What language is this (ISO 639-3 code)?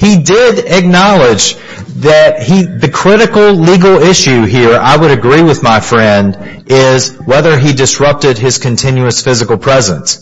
eng